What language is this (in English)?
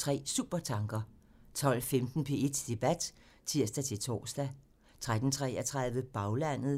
Danish